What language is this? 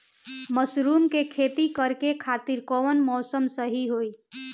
Bhojpuri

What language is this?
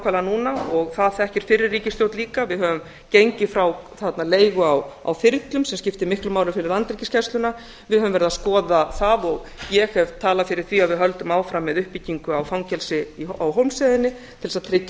Icelandic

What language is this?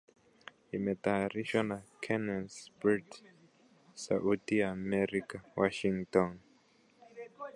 Swahili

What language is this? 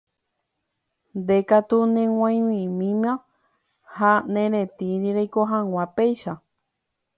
Guarani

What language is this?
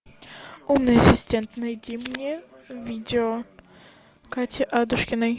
Russian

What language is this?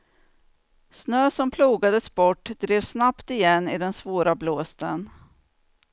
Swedish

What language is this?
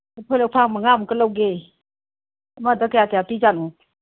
Manipuri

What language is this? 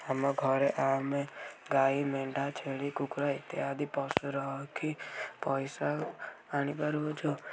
Odia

